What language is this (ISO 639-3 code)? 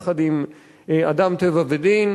heb